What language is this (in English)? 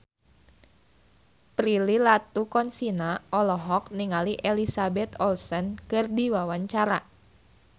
Sundanese